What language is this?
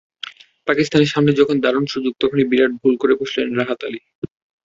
Bangla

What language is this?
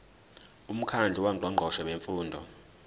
Zulu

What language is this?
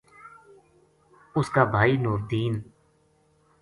Gujari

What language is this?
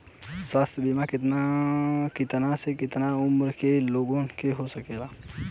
Bhojpuri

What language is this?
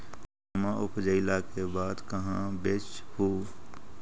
Magahi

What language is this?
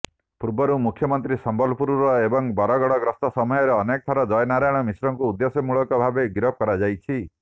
Odia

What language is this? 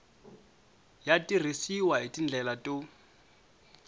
Tsonga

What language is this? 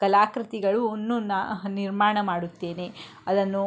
Kannada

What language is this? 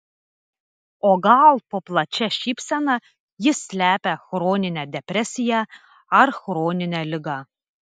Lithuanian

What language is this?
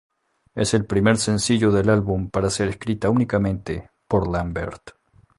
Spanish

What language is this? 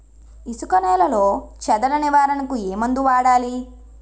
Telugu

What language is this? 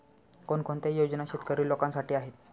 Marathi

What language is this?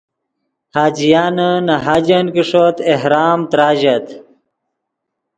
Yidgha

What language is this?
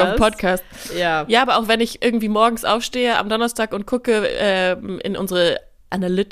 German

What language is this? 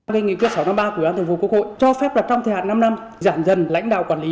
Vietnamese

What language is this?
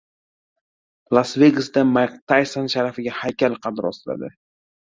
Uzbek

